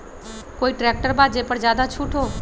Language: Magahi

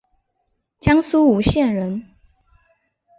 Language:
Chinese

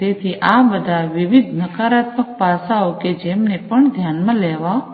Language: Gujarati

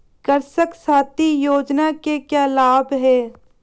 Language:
Hindi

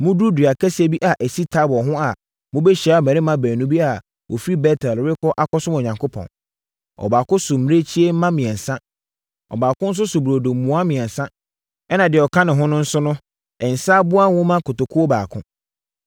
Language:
Akan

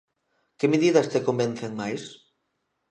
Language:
Galician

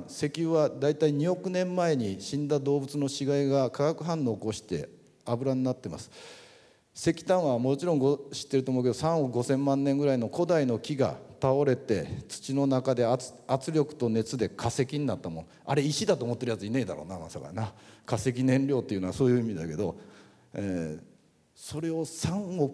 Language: Japanese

